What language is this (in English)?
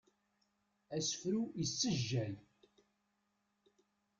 Kabyle